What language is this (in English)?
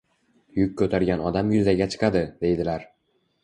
Uzbek